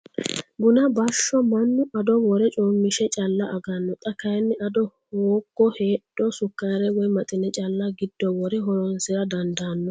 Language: Sidamo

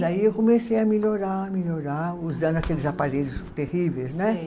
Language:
Portuguese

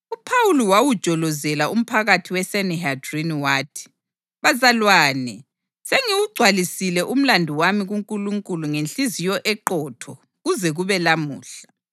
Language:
North Ndebele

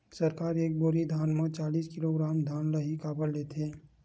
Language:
Chhattisgarhi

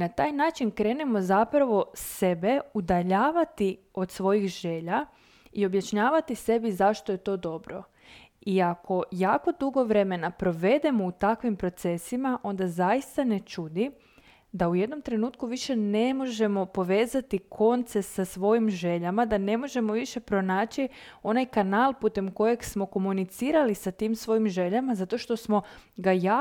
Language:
Croatian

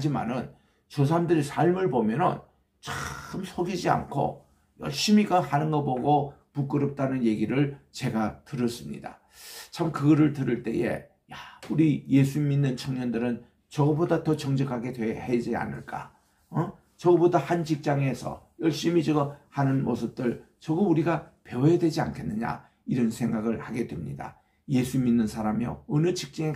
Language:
Korean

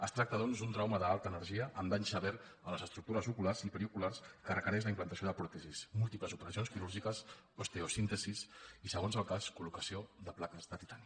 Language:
Catalan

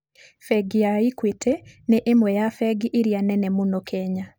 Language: Kikuyu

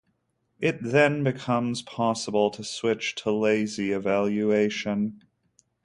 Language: English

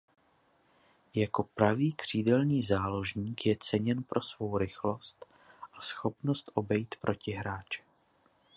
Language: Czech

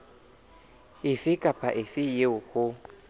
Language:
Southern Sotho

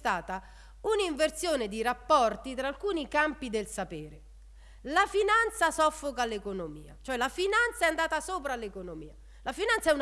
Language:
Italian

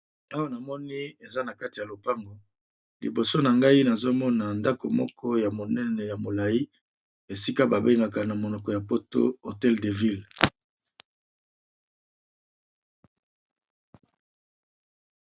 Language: Lingala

